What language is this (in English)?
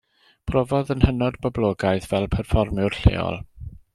Welsh